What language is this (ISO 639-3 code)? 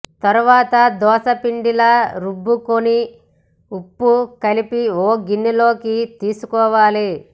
tel